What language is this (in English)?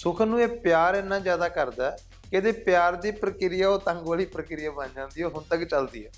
Punjabi